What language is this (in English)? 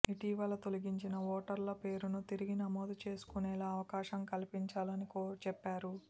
Telugu